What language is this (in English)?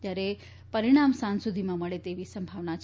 Gujarati